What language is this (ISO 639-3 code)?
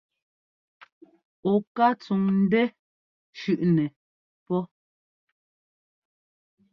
jgo